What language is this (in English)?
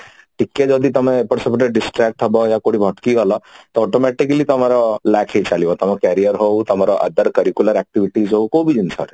Odia